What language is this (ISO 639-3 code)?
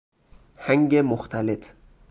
fas